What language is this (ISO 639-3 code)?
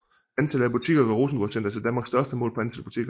dan